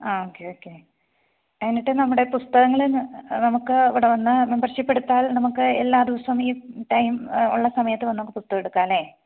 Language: Malayalam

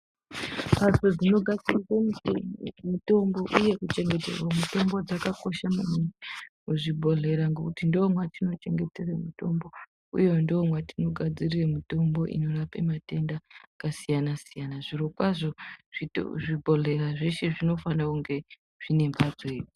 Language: Ndau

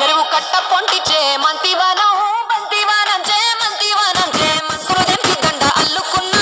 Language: Korean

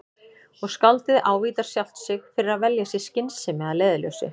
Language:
Icelandic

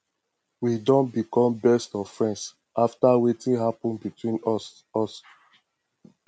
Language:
Nigerian Pidgin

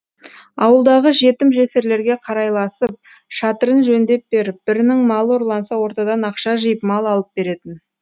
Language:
Kazakh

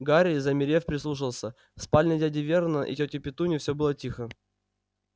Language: Russian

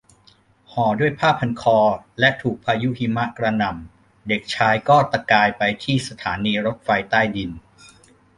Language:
Thai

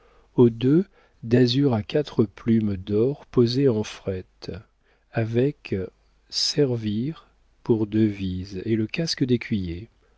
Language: French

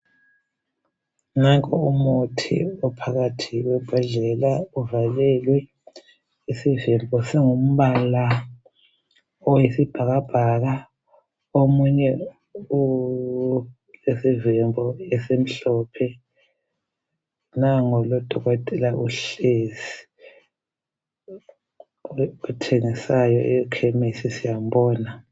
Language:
North Ndebele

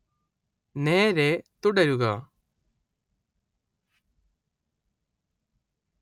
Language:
Malayalam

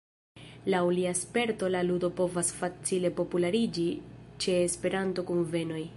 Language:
Esperanto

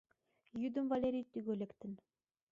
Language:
Mari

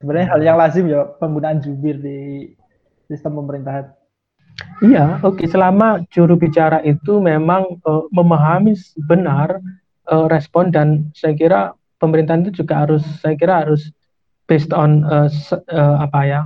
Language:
Indonesian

